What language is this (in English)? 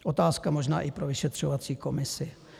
Czech